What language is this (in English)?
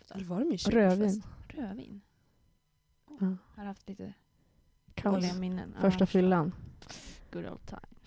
Swedish